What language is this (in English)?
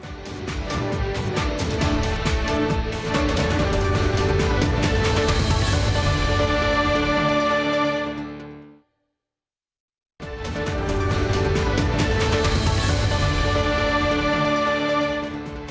Indonesian